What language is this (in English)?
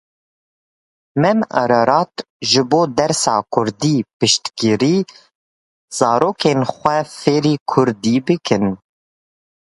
Kurdish